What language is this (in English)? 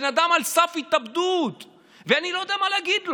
Hebrew